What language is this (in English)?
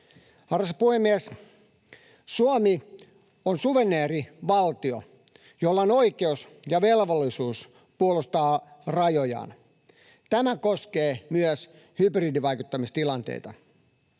Finnish